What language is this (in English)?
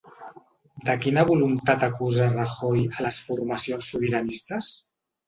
Catalan